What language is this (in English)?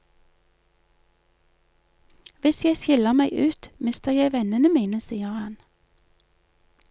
Norwegian